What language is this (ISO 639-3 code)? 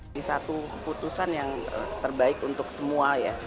ind